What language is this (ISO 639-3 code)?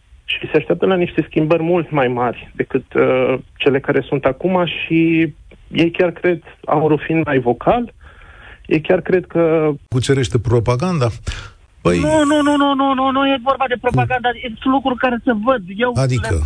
ron